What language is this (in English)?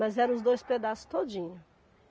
Portuguese